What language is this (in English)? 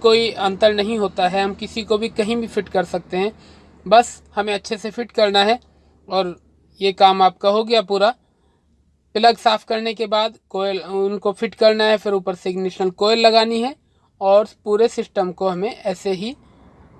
Hindi